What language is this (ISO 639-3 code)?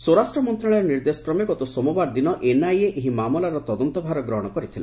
ori